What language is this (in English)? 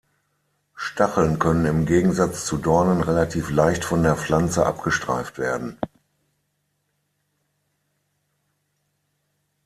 German